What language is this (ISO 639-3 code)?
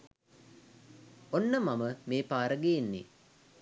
sin